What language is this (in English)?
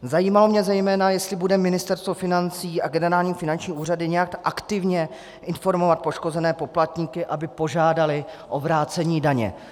Czech